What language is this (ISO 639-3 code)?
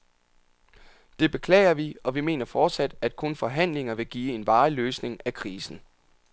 dan